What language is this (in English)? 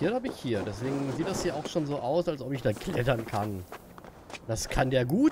German